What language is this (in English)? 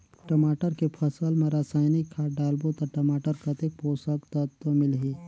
Chhattisgarhi